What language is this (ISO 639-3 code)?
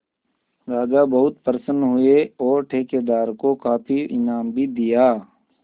hin